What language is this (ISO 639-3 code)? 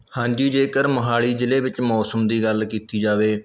pan